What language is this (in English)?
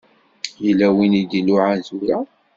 Kabyle